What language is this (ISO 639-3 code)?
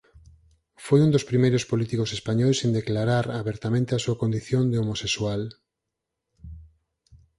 glg